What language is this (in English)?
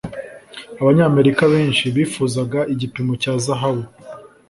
Kinyarwanda